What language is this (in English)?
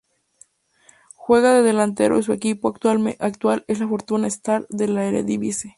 Spanish